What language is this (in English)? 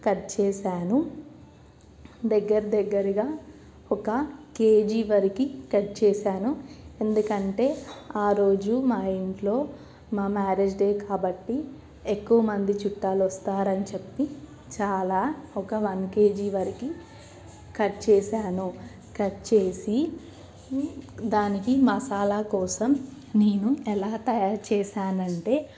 Telugu